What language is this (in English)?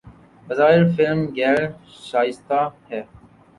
Urdu